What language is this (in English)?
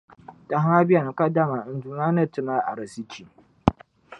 Dagbani